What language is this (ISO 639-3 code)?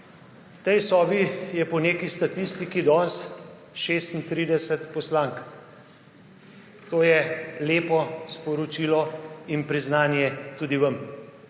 slv